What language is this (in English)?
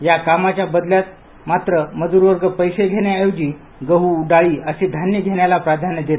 Marathi